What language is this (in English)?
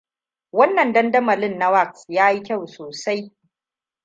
Hausa